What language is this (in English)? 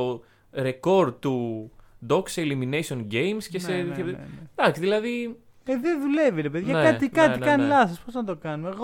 Greek